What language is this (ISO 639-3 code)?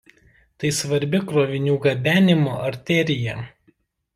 lit